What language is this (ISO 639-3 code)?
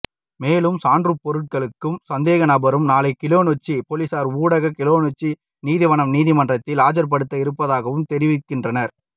tam